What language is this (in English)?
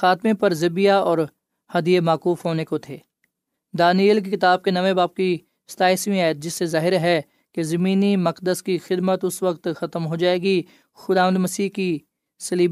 Urdu